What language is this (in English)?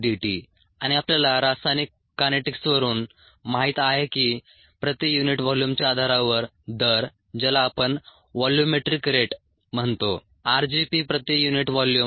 Marathi